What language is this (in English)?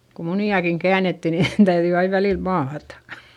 Finnish